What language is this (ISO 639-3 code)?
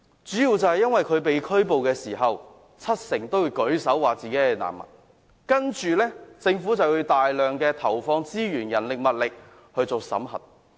yue